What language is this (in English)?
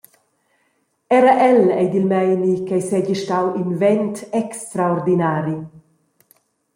Romansh